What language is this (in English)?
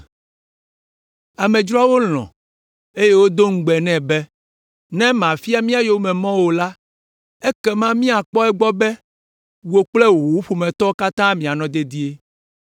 Ewe